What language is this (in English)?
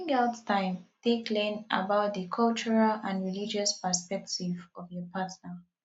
Nigerian Pidgin